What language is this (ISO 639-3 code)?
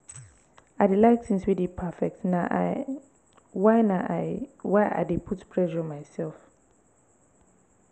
pcm